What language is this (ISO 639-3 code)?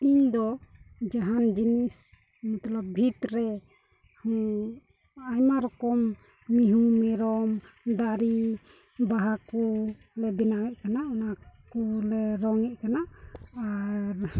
sat